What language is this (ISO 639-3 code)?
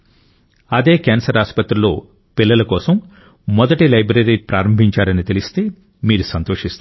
tel